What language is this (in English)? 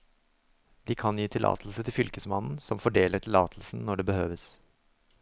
Norwegian